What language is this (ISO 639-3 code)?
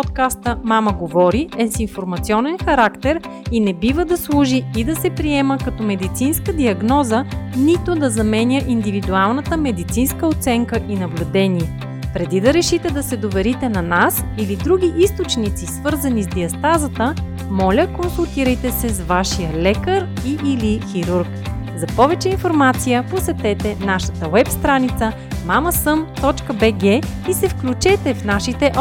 bul